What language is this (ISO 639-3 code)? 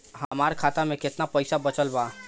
bho